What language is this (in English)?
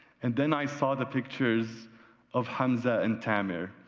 English